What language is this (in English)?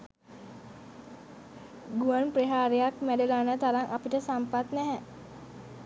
Sinhala